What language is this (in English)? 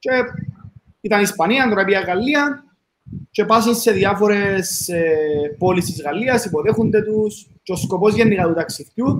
Greek